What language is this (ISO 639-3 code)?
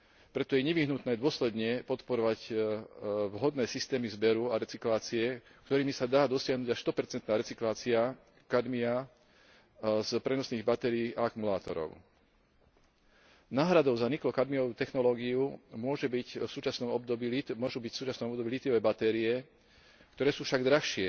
slk